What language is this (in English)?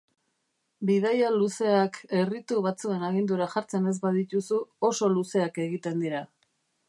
Basque